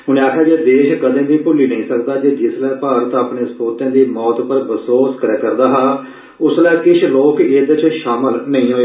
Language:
Dogri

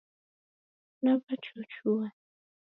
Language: Taita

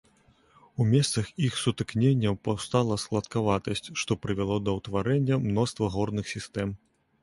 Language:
Belarusian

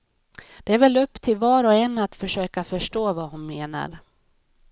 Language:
Swedish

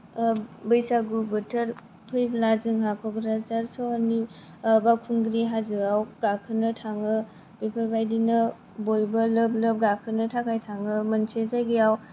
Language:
Bodo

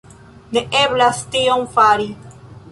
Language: Esperanto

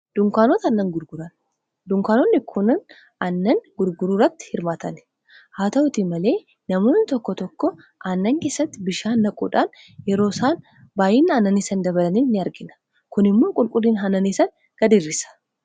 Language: Oromo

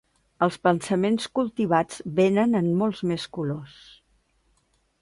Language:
Catalan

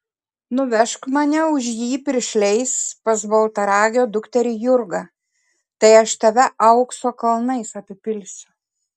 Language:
Lithuanian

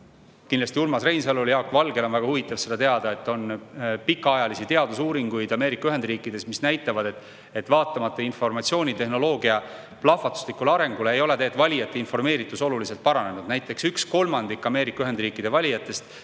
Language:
Estonian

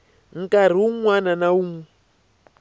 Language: Tsonga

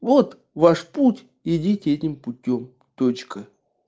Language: Russian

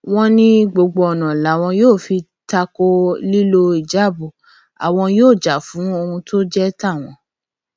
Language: Yoruba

